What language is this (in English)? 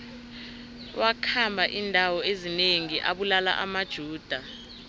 South Ndebele